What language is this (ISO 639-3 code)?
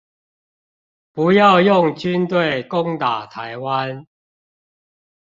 zho